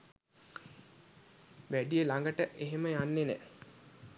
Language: Sinhala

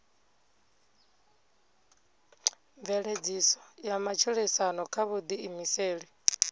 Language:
Venda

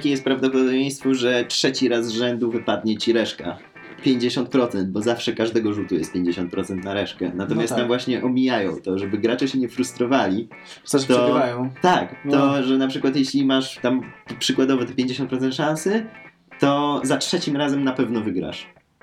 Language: Polish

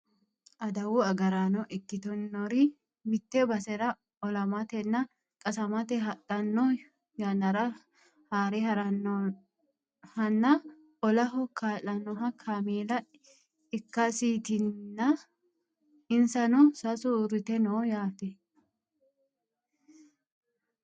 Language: Sidamo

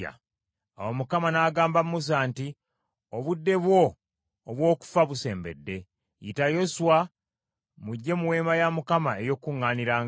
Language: Ganda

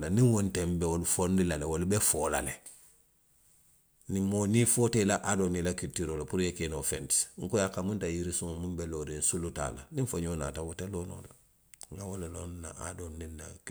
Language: Western Maninkakan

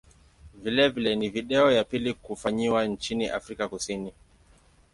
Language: Swahili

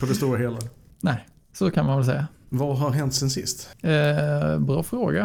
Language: Swedish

